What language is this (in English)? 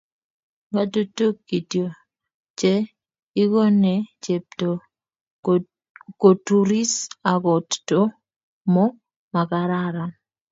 Kalenjin